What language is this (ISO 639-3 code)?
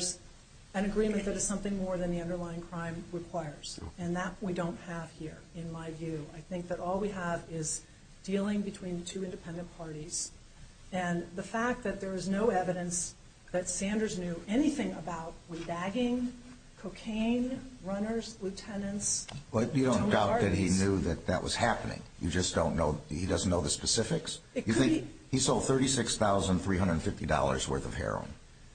eng